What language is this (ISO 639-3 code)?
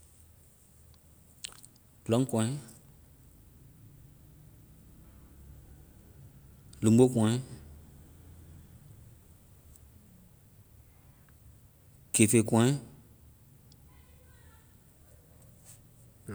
vai